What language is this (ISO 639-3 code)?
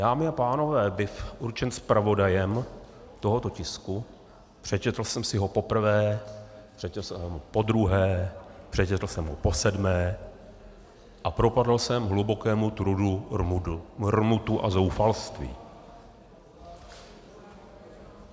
ces